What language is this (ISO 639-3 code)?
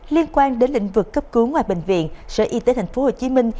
vie